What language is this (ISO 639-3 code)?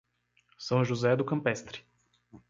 por